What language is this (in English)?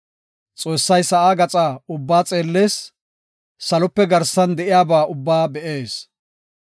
Gofa